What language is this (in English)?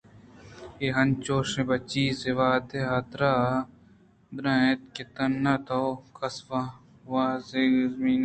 Eastern Balochi